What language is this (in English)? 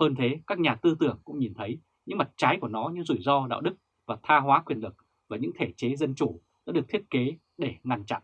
Vietnamese